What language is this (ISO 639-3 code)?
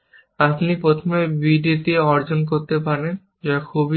ben